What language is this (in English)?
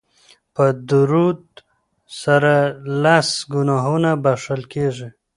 Pashto